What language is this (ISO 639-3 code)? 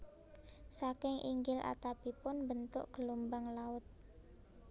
jav